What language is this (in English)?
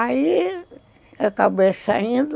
Portuguese